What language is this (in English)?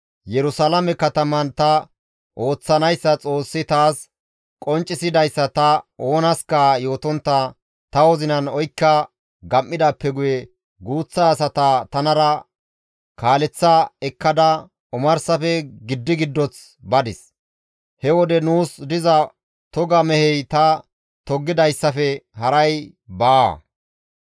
Gamo